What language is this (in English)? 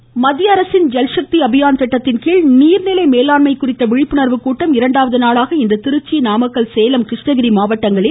Tamil